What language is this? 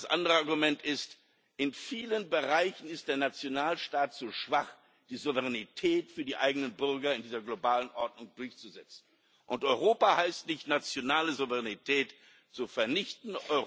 German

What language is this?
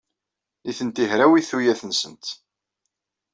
Kabyle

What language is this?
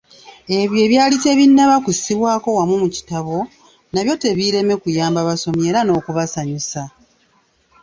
Ganda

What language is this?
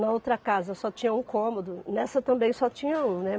Portuguese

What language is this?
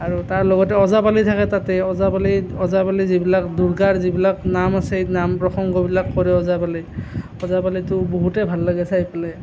Assamese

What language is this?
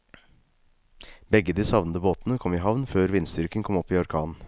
Norwegian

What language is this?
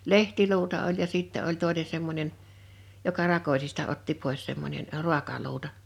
Finnish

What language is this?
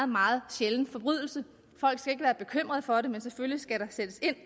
Danish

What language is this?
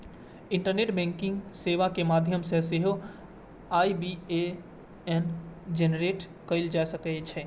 Maithili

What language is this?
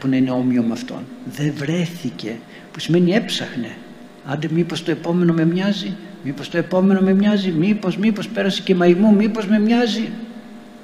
Greek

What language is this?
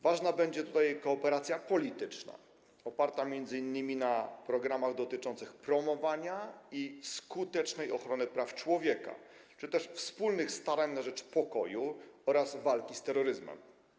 Polish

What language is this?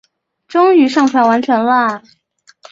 Chinese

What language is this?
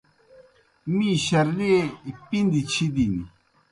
Kohistani Shina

